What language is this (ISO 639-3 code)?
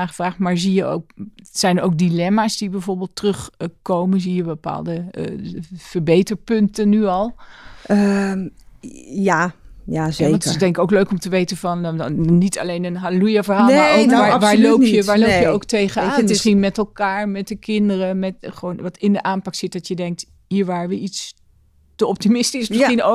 nld